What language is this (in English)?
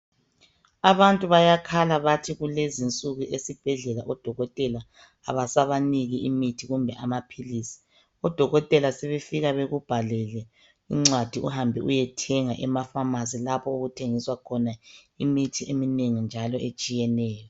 North Ndebele